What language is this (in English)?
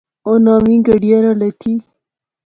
Pahari-Potwari